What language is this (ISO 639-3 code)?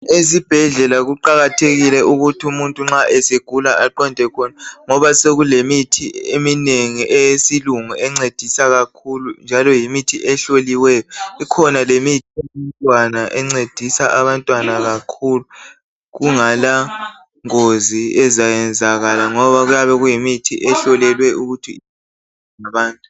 nde